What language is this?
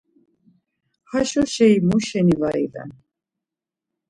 Laz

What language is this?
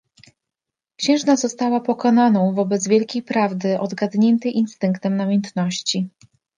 Polish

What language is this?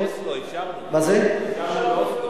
Hebrew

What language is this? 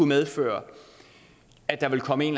Danish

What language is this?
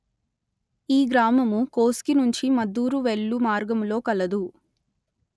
Telugu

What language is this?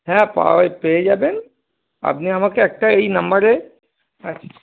Bangla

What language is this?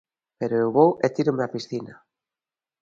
Galician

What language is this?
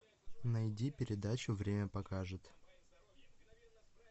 Russian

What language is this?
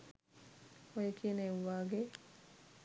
Sinhala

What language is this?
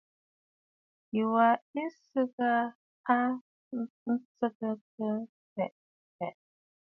Bafut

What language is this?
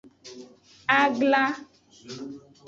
Aja (Benin)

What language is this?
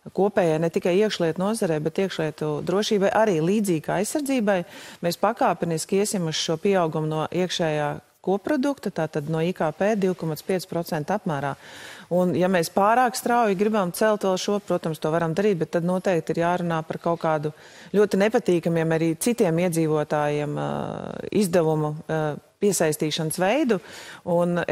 Latvian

